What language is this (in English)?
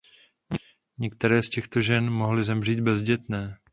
Czech